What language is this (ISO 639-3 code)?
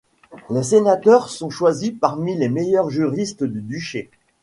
fra